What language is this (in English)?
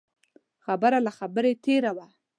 Pashto